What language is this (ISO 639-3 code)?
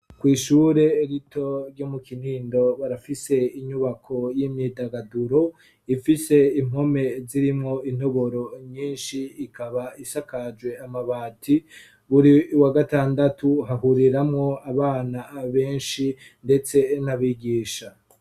run